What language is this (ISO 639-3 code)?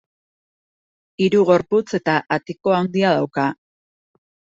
eus